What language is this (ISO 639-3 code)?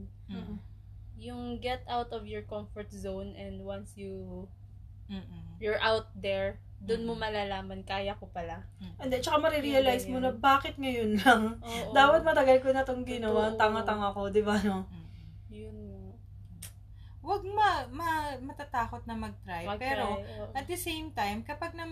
fil